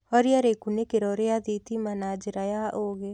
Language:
Kikuyu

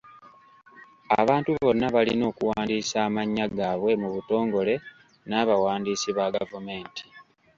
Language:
Ganda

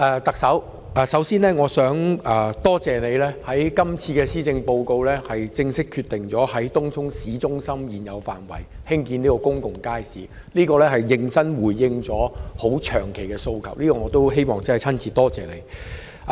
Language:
Cantonese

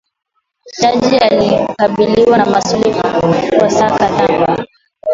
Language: Swahili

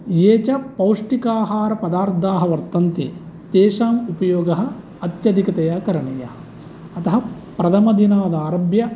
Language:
Sanskrit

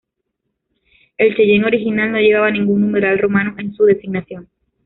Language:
Spanish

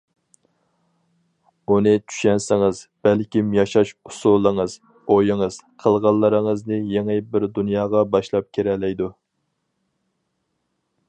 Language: Uyghur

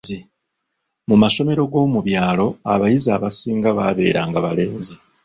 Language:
Ganda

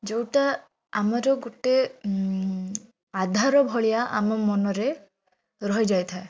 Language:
Odia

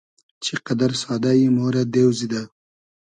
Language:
Hazaragi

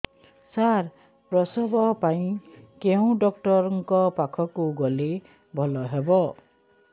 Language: Odia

